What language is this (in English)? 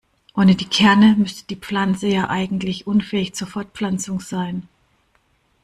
German